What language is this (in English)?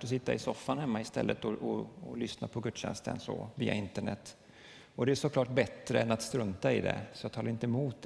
Swedish